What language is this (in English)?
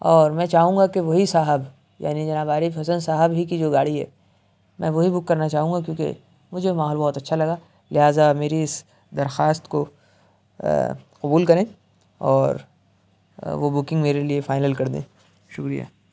Urdu